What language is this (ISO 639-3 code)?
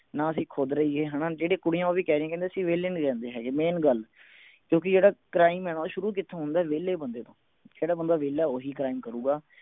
pan